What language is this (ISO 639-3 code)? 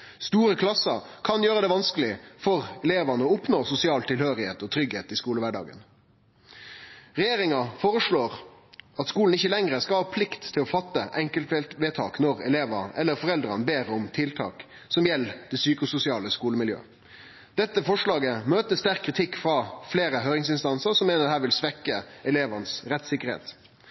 nno